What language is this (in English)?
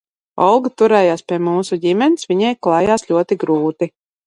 Latvian